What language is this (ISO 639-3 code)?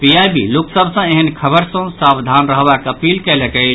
mai